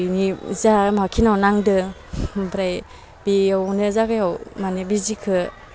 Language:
Bodo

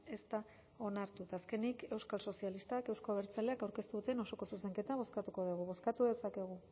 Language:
Basque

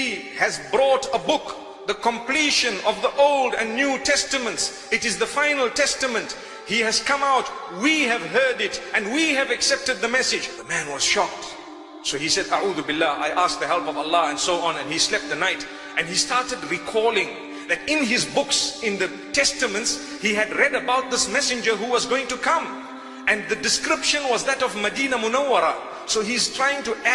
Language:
English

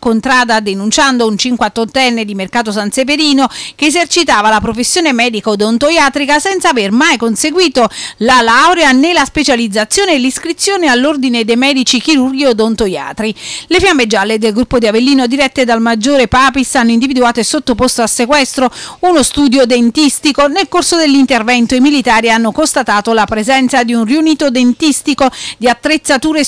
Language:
Italian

